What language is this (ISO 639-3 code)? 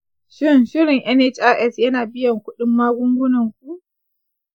hau